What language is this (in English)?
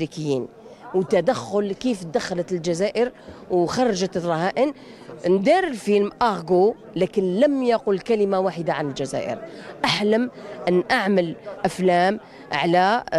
Arabic